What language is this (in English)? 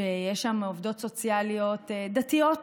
Hebrew